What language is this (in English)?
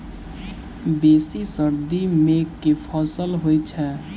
Maithili